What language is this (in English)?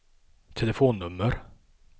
Swedish